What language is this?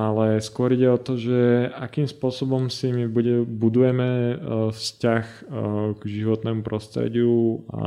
Slovak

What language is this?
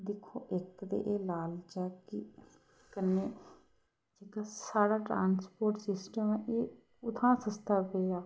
Dogri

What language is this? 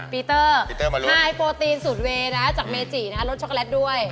Thai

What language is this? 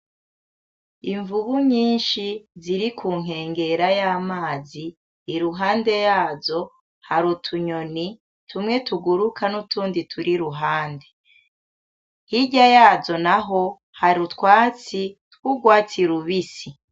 Rundi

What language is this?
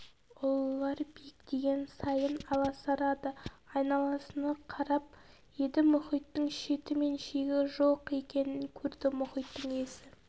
Kazakh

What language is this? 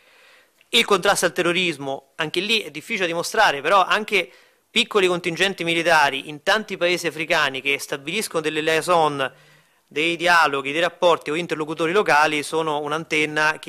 Italian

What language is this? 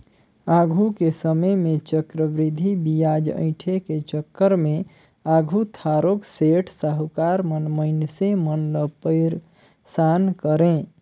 Chhattisgarhi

